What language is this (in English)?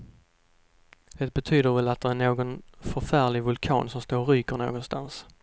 Swedish